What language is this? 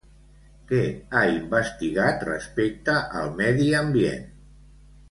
Catalan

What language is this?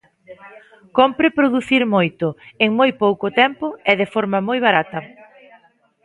Galician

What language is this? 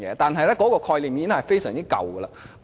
Cantonese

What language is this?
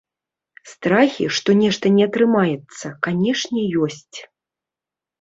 Belarusian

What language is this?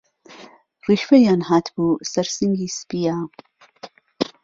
Central Kurdish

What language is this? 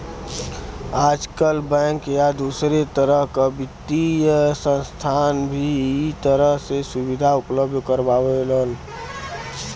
Bhojpuri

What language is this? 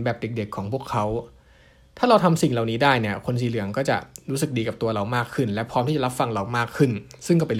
Thai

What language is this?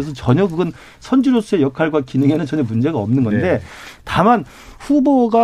Korean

